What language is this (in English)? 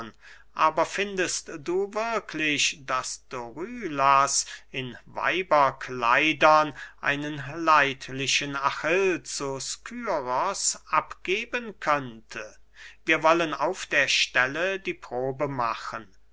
German